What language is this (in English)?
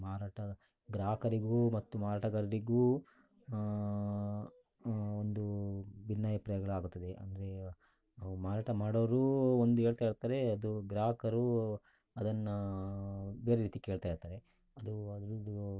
Kannada